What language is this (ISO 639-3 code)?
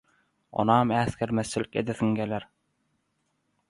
tuk